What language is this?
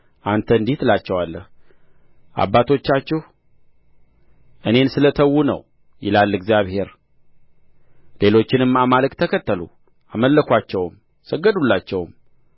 Amharic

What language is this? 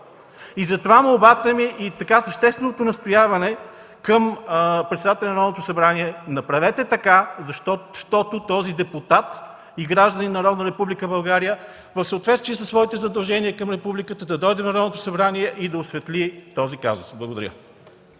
Bulgarian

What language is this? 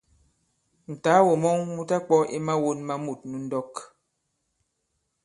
Bankon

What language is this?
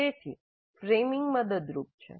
Gujarati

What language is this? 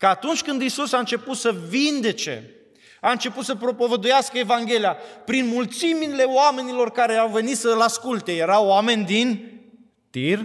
Romanian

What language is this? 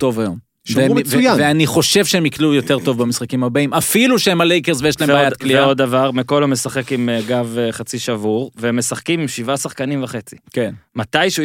Hebrew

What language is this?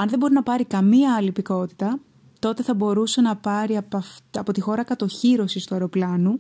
Greek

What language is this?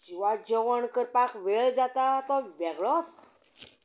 Konkani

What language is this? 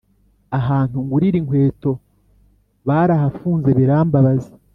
Kinyarwanda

